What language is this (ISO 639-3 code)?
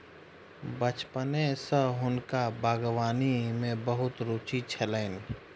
mai